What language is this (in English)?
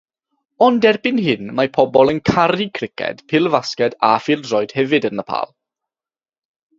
Welsh